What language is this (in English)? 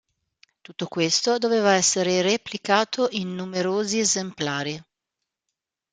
Italian